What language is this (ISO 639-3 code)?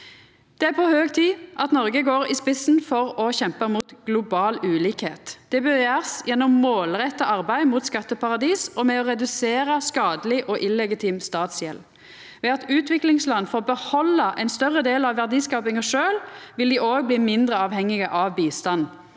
nor